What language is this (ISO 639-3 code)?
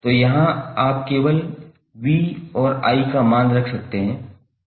hin